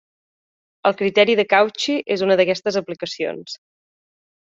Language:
Catalan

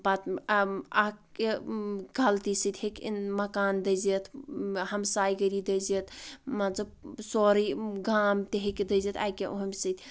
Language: Kashmiri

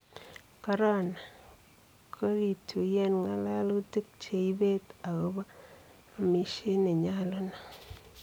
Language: Kalenjin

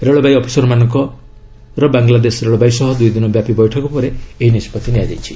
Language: Odia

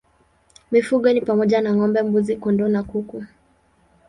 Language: Swahili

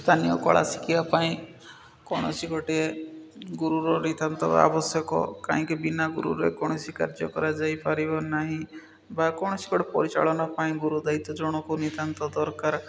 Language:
Odia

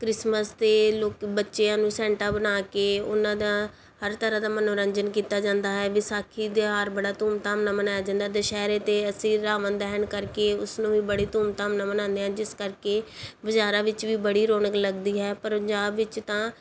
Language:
Punjabi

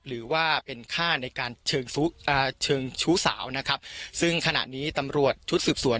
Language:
Thai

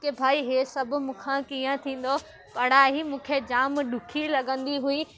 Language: Sindhi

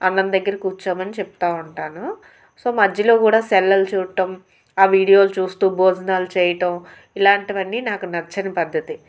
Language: Telugu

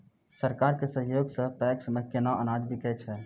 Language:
Maithili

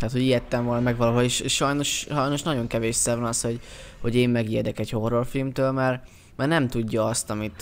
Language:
Hungarian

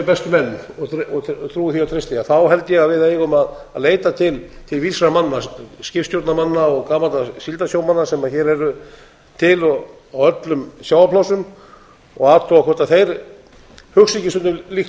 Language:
Icelandic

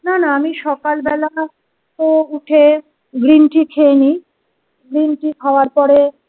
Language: Bangla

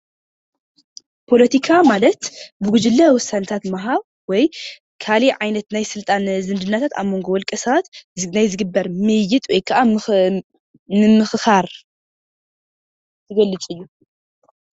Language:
Tigrinya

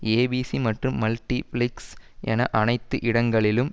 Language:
Tamil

